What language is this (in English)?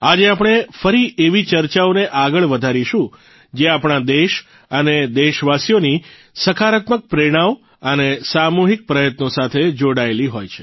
Gujarati